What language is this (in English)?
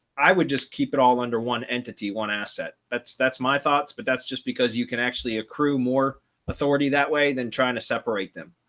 English